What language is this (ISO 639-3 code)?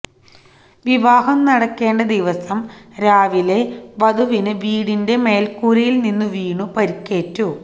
mal